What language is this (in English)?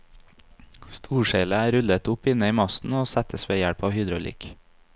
Norwegian